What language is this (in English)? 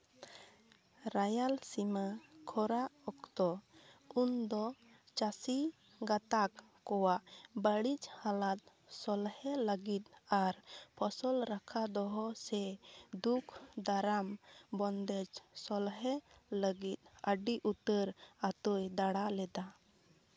Santali